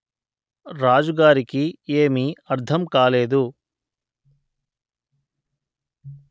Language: Telugu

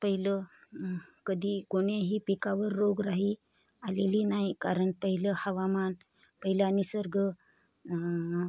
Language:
Marathi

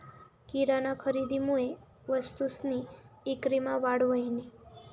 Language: Marathi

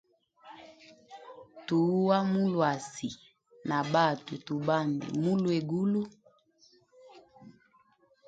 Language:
Hemba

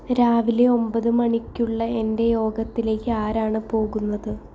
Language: Malayalam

